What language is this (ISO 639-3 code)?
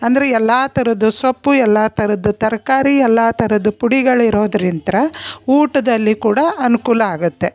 kan